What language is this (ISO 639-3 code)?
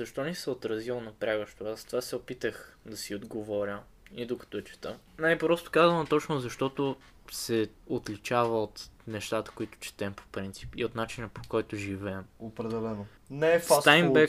bul